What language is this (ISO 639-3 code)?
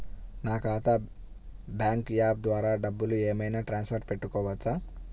tel